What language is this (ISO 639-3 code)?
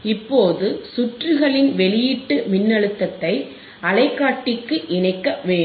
tam